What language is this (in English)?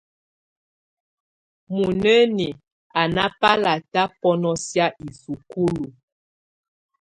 Tunen